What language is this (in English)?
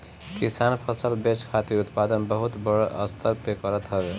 Bhojpuri